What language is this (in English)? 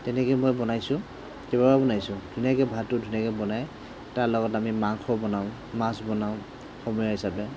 Assamese